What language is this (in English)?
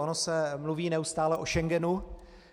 Czech